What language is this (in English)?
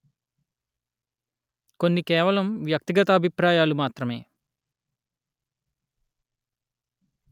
Telugu